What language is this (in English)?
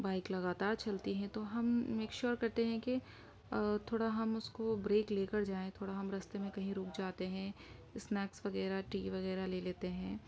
Urdu